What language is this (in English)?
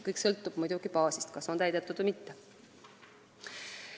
Estonian